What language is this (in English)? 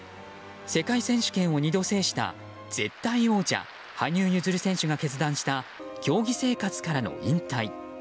Japanese